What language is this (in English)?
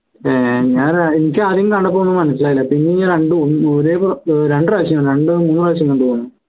Malayalam